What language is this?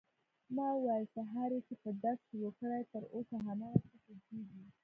Pashto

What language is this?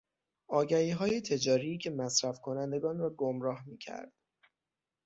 Persian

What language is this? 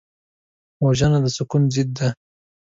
Pashto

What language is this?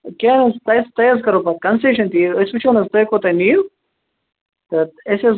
Kashmiri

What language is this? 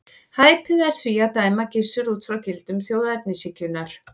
Icelandic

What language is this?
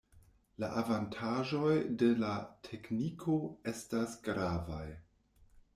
Esperanto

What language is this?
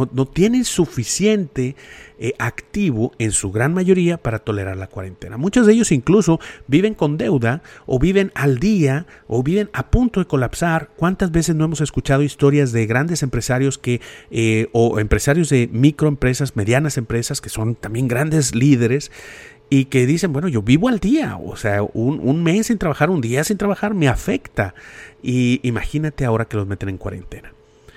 Spanish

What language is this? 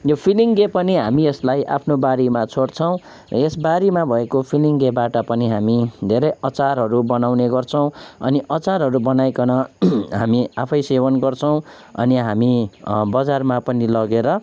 Nepali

